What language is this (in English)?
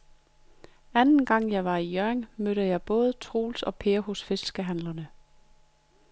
Danish